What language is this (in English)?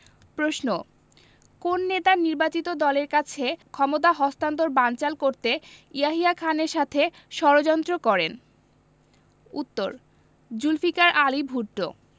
Bangla